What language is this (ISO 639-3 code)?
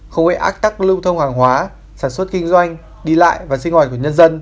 vie